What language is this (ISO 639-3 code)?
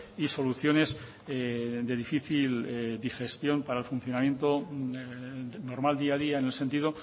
spa